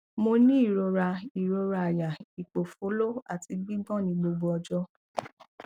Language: Yoruba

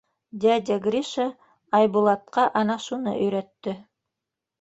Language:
Bashkir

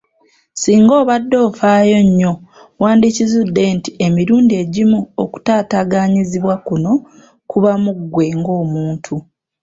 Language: Ganda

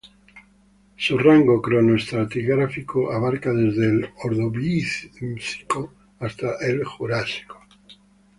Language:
Spanish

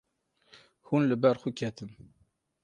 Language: Kurdish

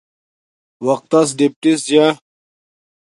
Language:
Domaaki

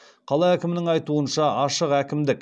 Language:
Kazakh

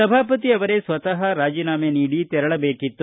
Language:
Kannada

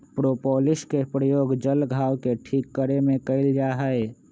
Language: Magahi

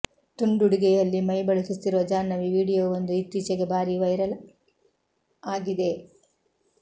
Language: Kannada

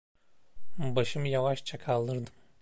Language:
Turkish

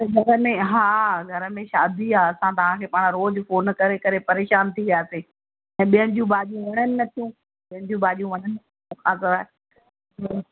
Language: Sindhi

